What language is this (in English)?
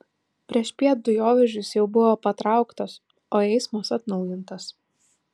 Lithuanian